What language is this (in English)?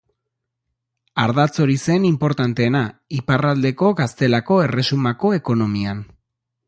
Basque